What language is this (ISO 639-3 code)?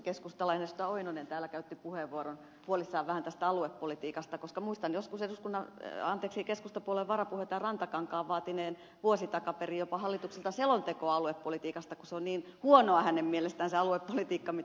fin